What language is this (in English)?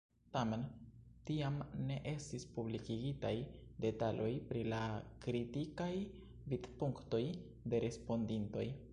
Esperanto